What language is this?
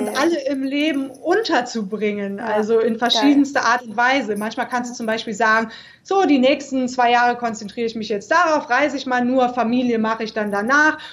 German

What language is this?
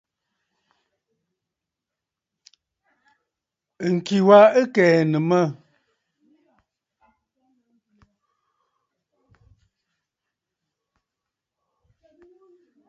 Bafut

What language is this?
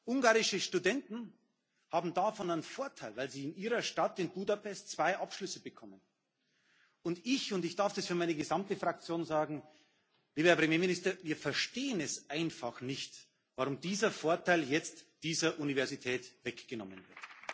German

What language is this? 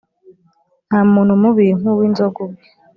Kinyarwanda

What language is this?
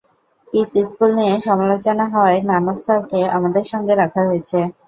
Bangla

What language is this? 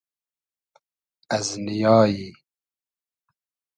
Hazaragi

